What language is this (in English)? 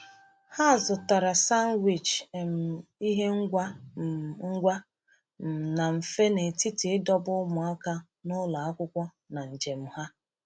Igbo